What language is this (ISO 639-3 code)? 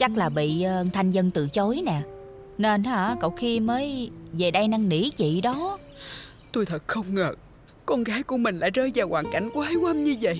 vie